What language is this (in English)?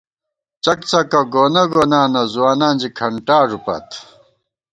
Gawar-Bati